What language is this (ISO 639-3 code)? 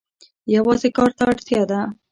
pus